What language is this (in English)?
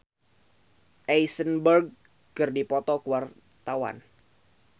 Sundanese